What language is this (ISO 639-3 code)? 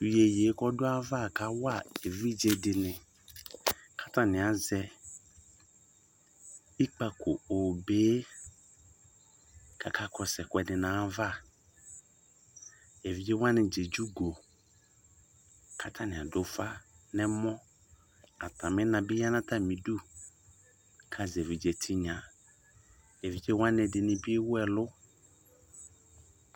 kpo